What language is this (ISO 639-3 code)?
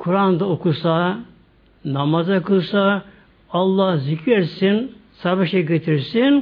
tur